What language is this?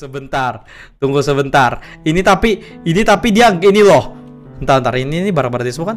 Indonesian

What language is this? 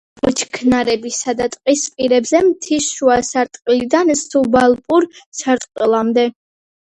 Georgian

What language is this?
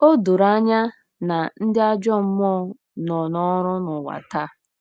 Igbo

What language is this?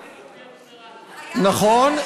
Hebrew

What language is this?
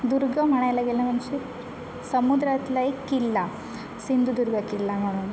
Marathi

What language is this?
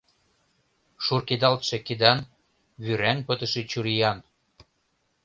Mari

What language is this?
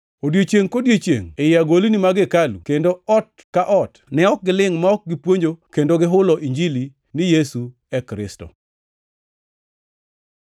Luo (Kenya and Tanzania)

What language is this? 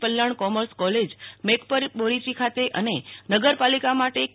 Gujarati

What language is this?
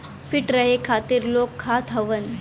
Bhojpuri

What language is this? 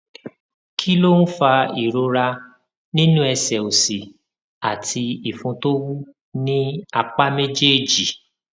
Yoruba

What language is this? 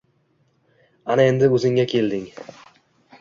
Uzbek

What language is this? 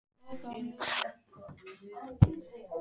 Icelandic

